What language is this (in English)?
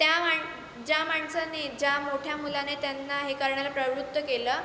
Marathi